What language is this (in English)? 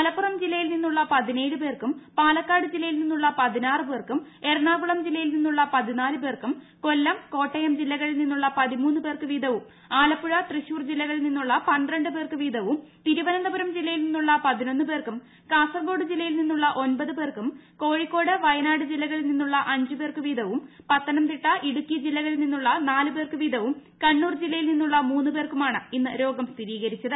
Malayalam